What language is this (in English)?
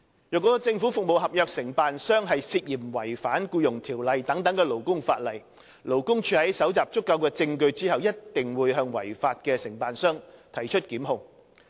Cantonese